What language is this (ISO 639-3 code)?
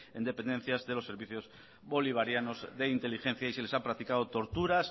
spa